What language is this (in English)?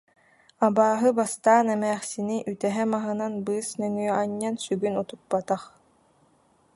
Yakut